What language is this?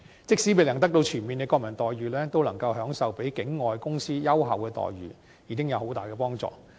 Cantonese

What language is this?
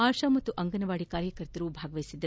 Kannada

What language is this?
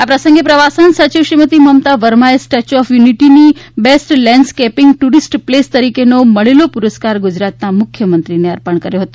Gujarati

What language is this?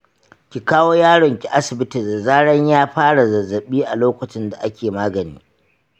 Hausa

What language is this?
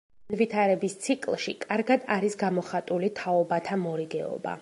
Georgian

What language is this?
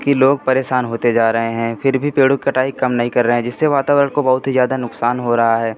Hindi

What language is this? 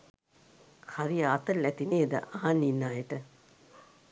Sinhala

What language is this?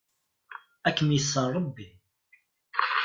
Kabyle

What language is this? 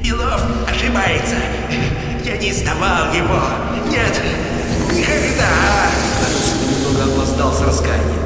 Russian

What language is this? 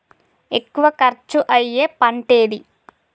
Telugu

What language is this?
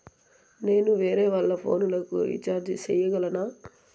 Telugu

